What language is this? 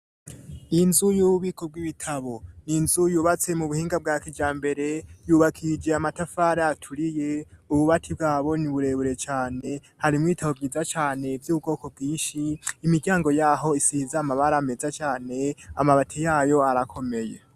Rundi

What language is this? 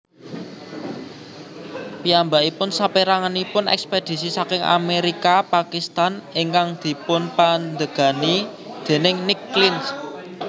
Javanese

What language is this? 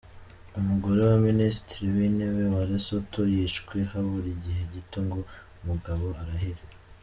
Kinyarwanda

